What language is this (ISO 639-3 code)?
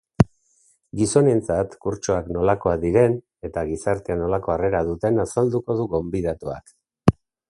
eus